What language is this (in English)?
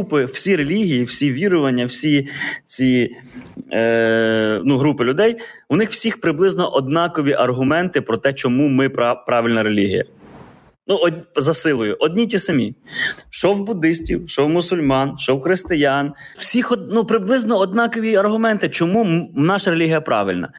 Ukrainian